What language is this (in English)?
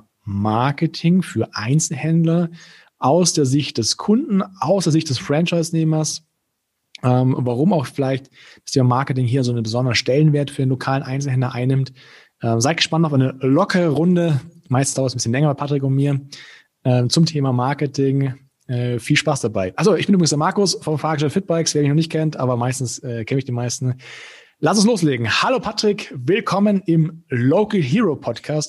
German